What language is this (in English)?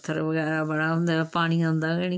Dogri